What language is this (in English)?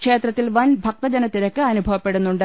Malayalam